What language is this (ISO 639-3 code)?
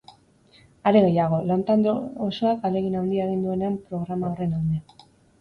eus